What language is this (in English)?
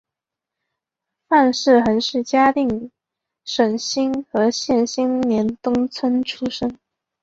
Chinese